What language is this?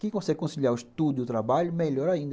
Portuguese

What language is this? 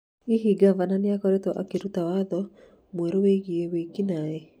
Kikuyu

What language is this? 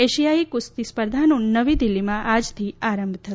Gujarati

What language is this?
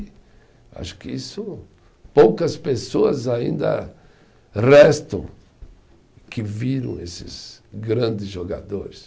Portuguese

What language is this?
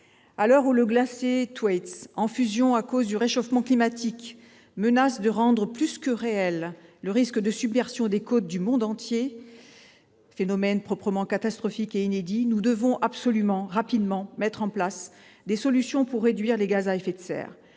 French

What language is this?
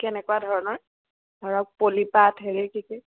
Assamese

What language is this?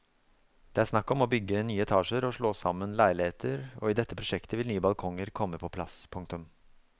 Norwegian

